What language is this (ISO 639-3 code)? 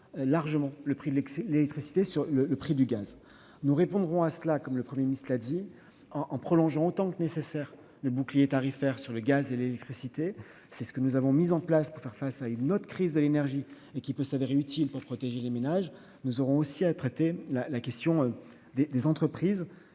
fra